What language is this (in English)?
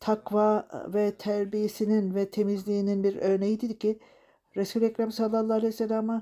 Turkish